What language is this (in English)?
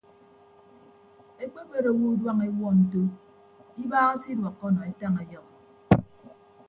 Ibibio